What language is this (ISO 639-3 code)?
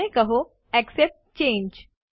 guj